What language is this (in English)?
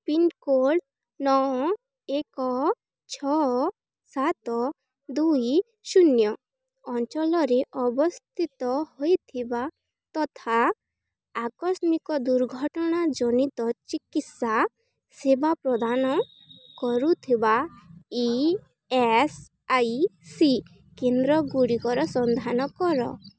Odia